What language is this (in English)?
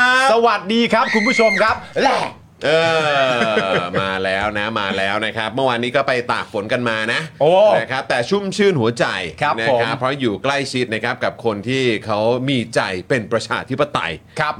Thai